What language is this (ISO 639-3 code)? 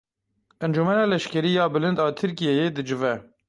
kur